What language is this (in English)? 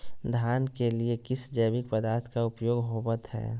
Magahi